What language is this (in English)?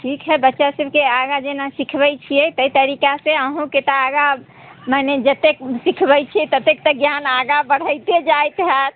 Maithili